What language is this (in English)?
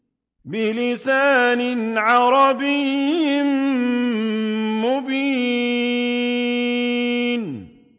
Arabic